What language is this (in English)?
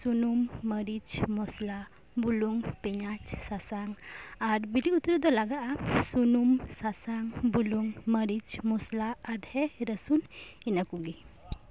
Santali